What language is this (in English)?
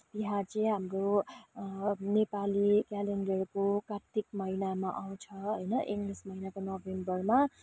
Nepali